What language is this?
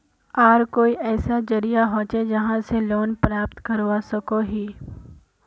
Magahi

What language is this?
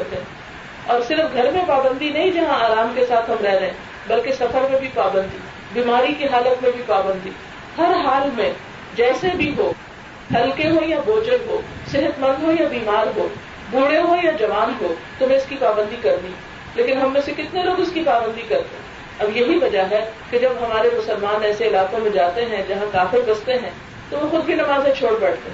Urdu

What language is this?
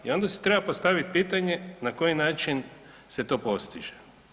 Croatian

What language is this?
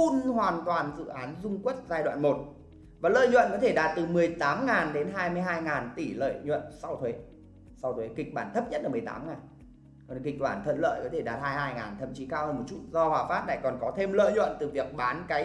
Vietnamese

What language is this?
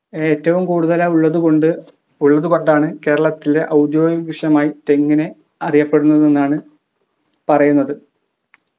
Malayalam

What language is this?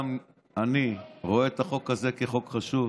Hebrew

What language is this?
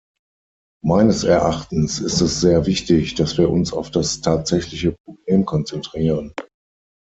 German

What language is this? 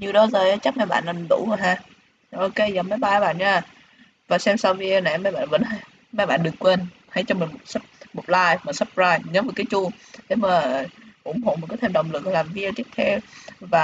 Vietnamese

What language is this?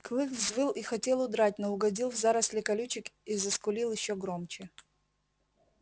Russian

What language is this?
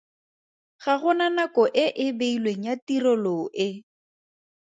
Tswana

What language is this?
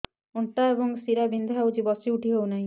Odia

